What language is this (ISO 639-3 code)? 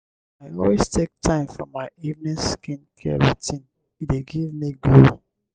pcm